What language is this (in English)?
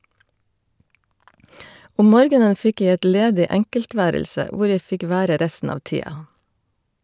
Norwegian